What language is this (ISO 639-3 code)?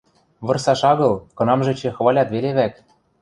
mrj